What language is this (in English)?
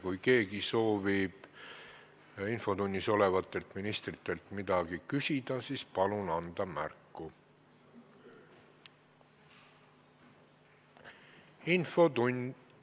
Estonian